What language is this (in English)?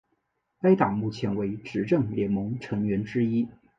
Chinese